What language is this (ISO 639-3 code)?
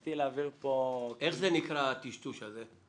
heb